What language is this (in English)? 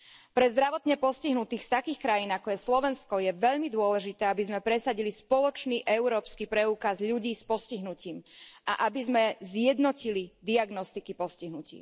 Slovak